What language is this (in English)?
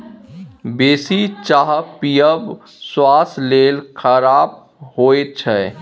Maithili